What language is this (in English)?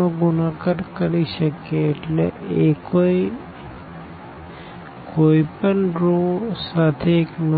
Gujarati